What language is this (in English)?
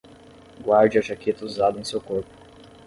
Portuguese